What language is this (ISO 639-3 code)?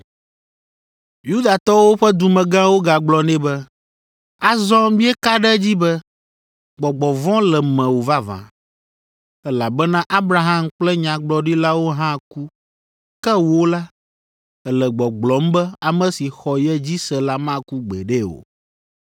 ewe